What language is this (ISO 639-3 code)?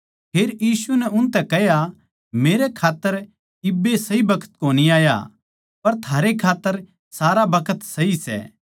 bgc